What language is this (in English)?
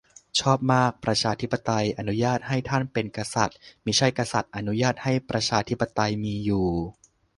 Thai